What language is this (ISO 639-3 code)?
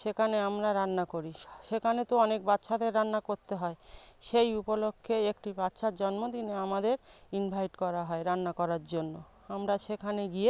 ben